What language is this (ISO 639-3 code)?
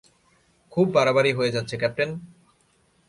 ben